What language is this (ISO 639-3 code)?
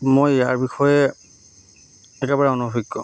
asm